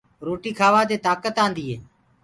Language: Gurgula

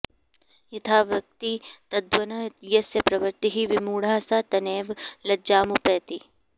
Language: Sanskrit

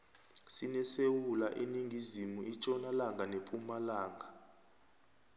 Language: South Ndebele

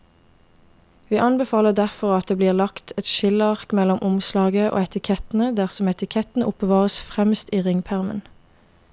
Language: Norwegian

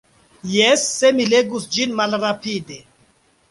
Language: Esperanto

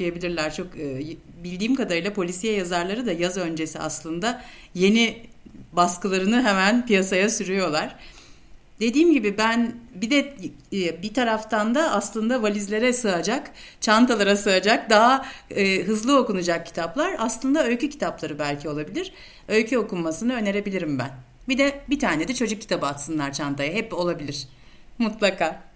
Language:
Turkish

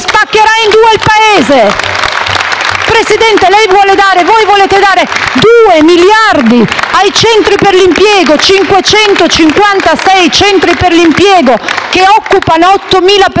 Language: Italian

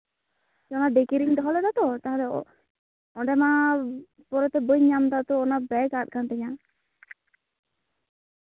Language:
Santali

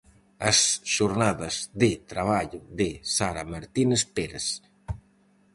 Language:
Galician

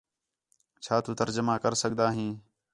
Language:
Khetrani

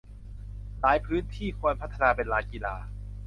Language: Thai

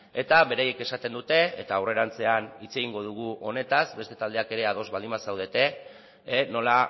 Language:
Basque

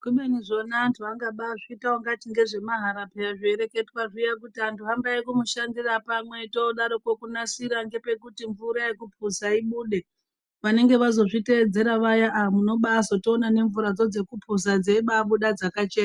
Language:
Ndau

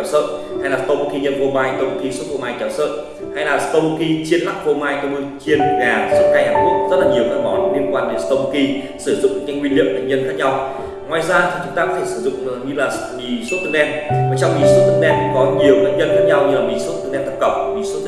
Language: Vietnamese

